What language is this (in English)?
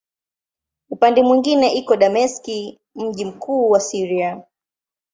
Swahili